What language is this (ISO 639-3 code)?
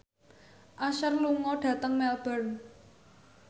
jav